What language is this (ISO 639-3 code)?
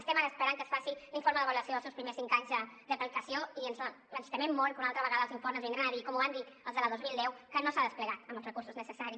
cat